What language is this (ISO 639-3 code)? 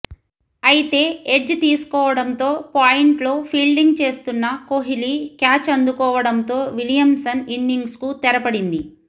tel